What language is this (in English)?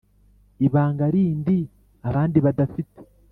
Kinyarwanda